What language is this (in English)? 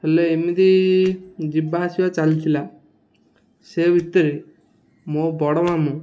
Odia